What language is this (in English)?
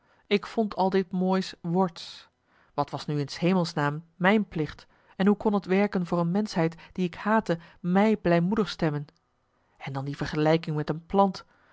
Dutch